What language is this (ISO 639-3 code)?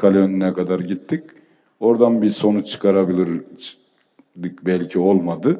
tur